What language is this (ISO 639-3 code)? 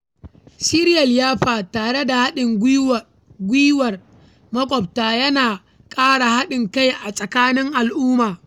hau